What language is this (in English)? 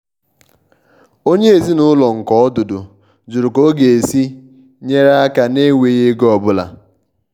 Igbo